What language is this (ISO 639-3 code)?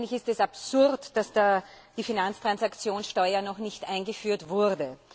deu